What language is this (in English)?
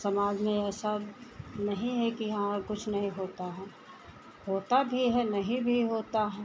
Hindi